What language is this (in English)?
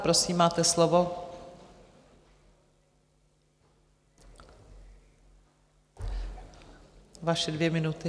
Czech